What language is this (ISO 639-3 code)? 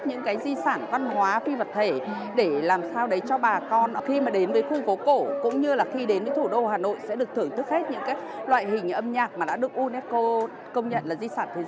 vie